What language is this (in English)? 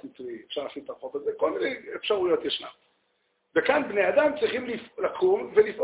Hebrew